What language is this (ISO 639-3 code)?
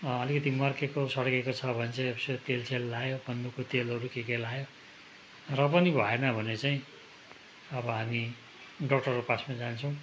nep